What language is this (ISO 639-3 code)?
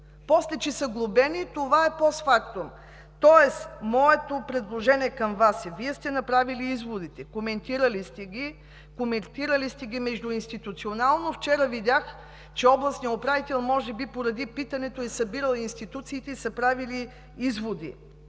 bul